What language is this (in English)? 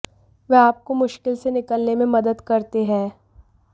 Hindi